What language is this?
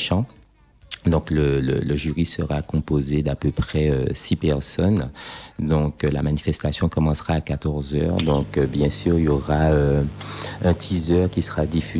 French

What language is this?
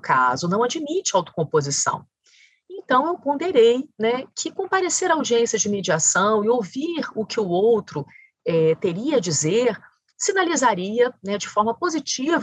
Portuguese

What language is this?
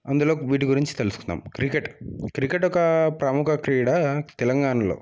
Telugu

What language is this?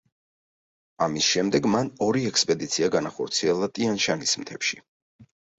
Georgian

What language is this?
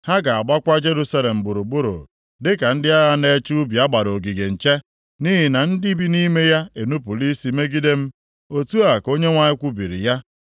Igbo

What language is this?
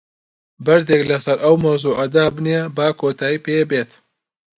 Central Kurdish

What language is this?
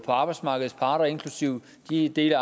Danish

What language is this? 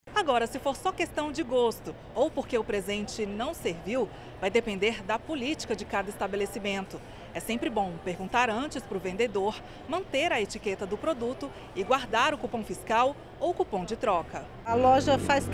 Portuguese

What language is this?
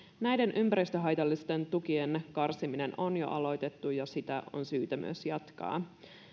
Finnish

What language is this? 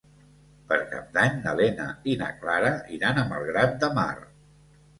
Catalan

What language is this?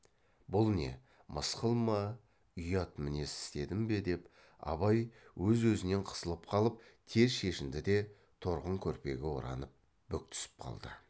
Kazakh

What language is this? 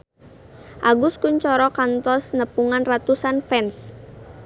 Sundanese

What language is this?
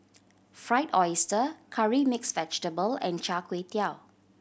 English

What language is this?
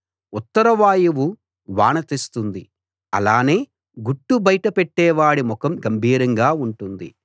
Telugu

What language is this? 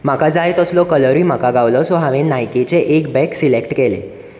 Konkani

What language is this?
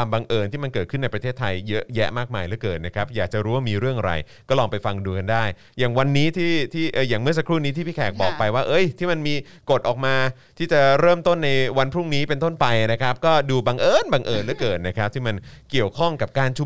Thai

